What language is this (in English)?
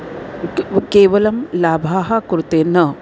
Sanskrit